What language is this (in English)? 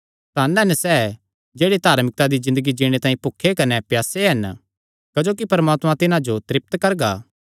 Kangri